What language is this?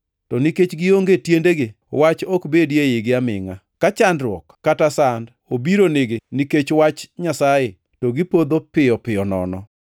Luo (Kenya and Tanzania)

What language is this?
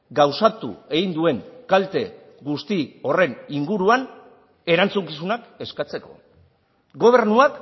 Basque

